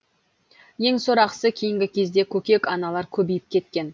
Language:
Kazakh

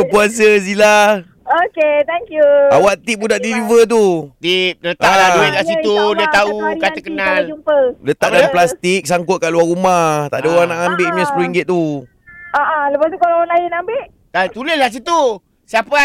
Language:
Malay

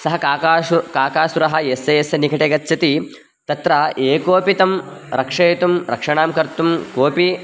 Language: Sanskrit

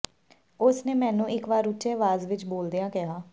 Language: Punjabi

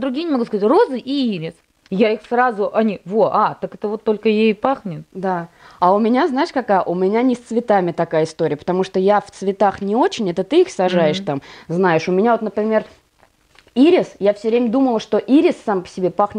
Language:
Russian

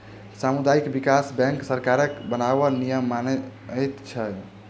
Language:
Maithili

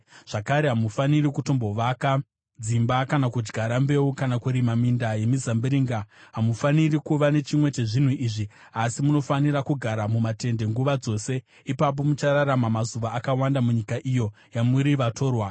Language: Shona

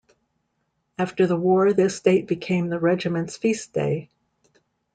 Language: English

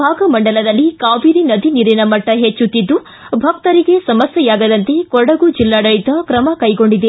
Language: Kannada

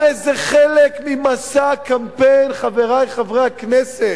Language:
Hebrew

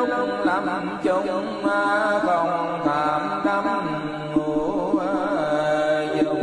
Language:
Vietnamese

